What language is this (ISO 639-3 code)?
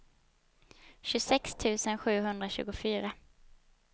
swe